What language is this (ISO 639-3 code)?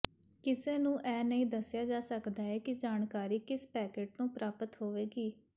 pan